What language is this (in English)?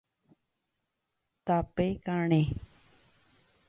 Guarani